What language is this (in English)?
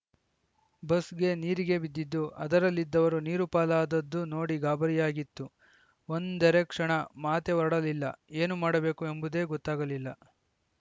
Kannada